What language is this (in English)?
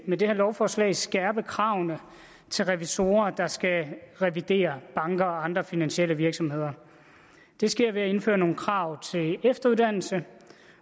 Danish